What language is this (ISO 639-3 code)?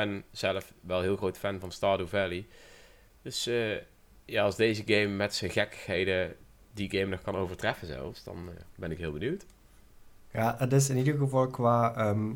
nld